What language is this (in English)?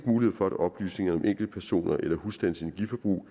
Danish